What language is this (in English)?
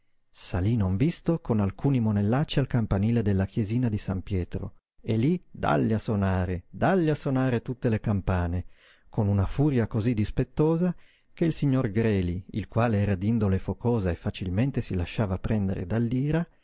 Italian